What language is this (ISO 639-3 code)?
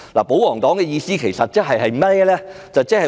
yue